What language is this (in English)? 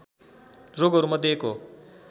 Nepali